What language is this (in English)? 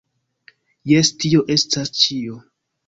Esperanto